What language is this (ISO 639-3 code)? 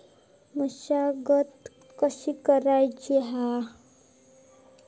mar